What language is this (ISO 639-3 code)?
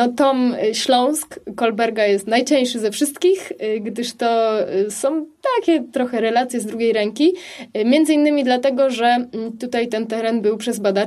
pol